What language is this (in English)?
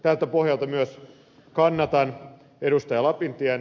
Finnish